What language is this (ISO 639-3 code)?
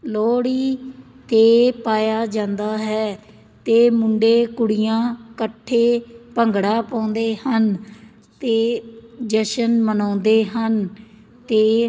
pan